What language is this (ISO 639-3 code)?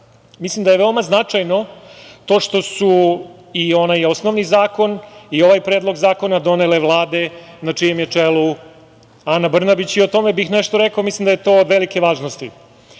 srp